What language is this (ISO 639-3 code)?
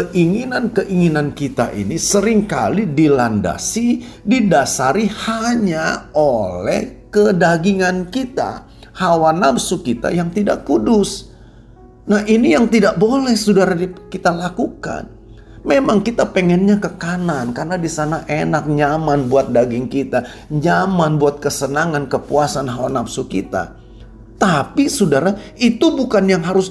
ind